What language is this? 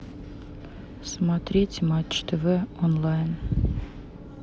Russian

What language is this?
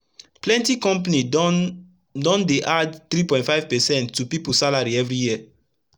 Nigerian Pidgin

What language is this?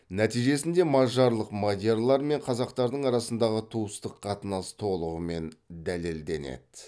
Kazakh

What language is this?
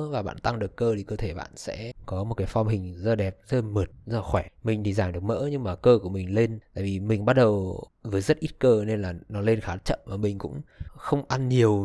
Vietnamese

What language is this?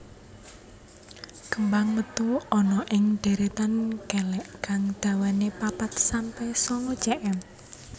Javanese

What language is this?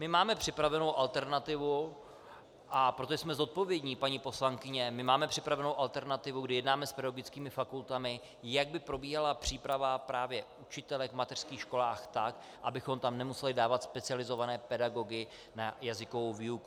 Czech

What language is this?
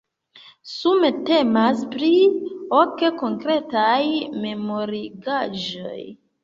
Esperanto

